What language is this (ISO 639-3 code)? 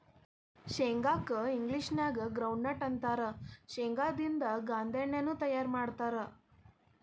kan